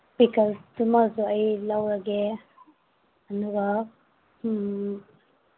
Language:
Manipuri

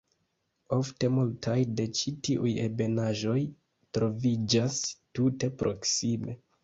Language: Esperanto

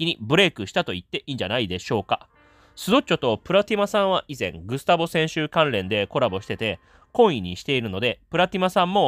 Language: Japanese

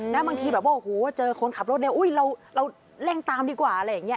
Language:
Thai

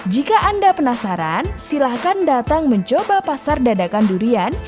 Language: Indonesian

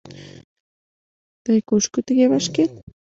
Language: Mari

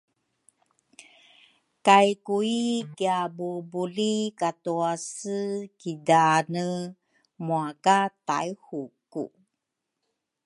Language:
Rukai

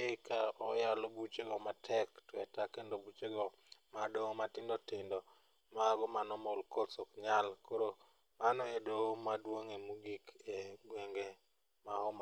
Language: Luo (Kenya and Tanzania)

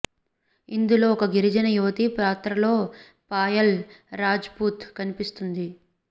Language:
Telugu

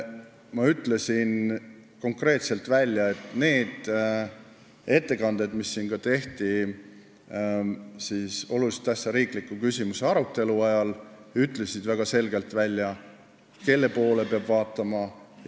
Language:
Estonian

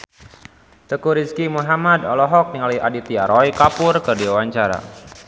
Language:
Sundanese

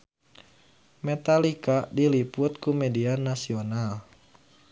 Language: Sundanese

